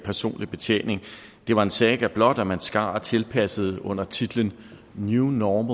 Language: Danish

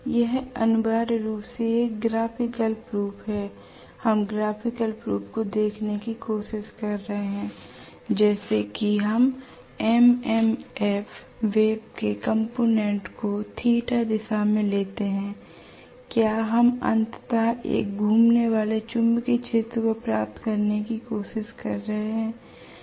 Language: Hindi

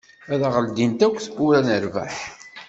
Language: Kabyle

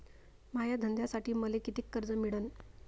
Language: Marathi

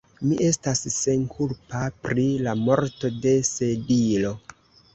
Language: Esperanto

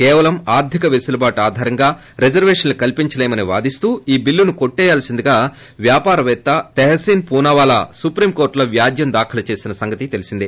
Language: Telugu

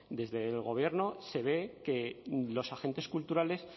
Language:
Spanish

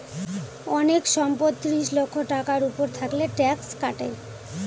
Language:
Bangla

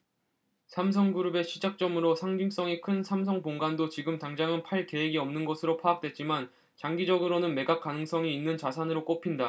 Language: Korean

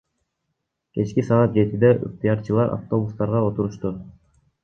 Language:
Kyrgyz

